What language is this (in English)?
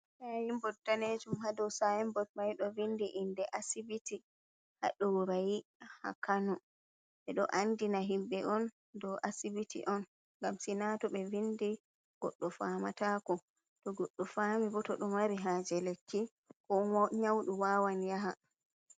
Fula